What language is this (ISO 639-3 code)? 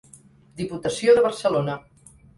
cat